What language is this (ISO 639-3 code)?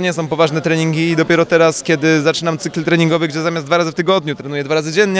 pol